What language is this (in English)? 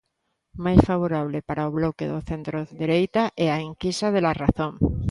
Galician